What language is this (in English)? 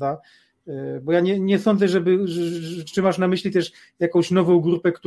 Polish